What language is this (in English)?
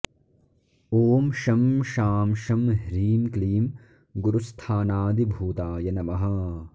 Sanskrit